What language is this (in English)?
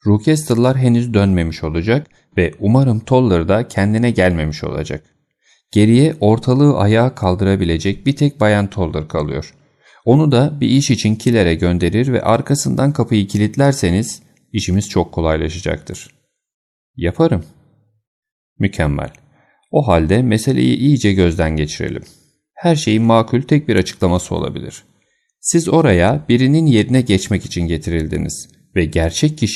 Turkish